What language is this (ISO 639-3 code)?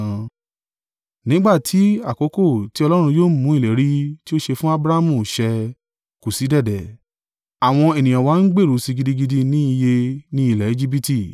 yor